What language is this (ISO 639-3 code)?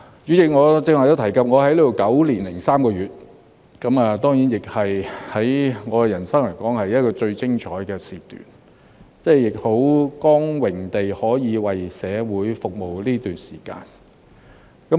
yue